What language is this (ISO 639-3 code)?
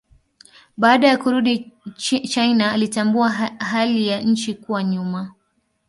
swa